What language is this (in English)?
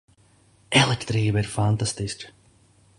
Latvian